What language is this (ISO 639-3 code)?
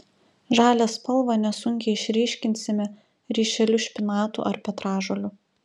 lit